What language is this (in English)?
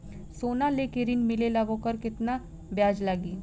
Bhojpuri